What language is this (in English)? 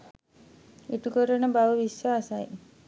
Sinhala